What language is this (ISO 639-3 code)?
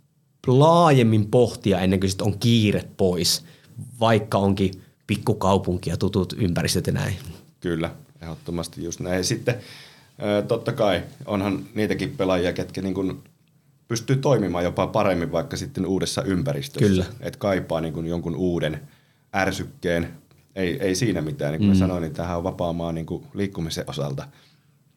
fin